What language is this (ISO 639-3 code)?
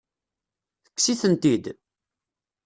kab